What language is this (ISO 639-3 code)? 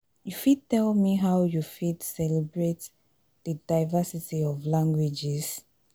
pcm